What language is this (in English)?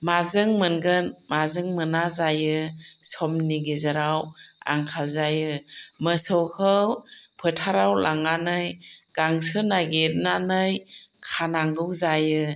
Bodo